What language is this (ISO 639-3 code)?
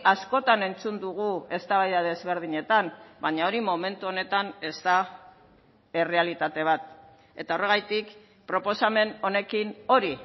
eus